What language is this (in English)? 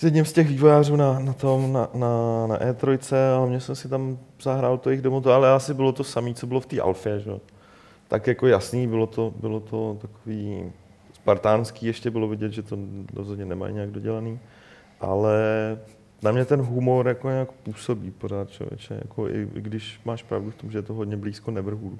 Czech